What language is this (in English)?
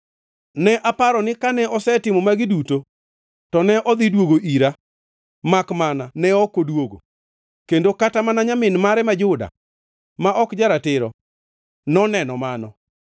Luo (Kenya and Tanzania)